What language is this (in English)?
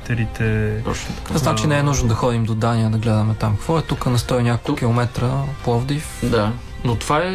Bulgarian